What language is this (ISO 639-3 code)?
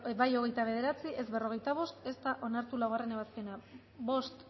eus